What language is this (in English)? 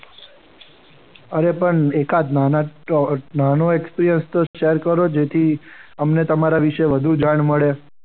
Gujarati